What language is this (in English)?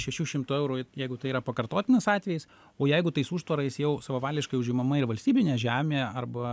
Lithuanian